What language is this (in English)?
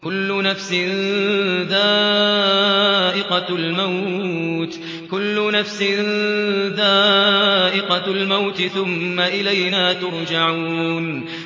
Arabic